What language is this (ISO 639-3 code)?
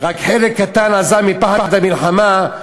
heb